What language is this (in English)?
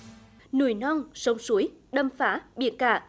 Vietnamese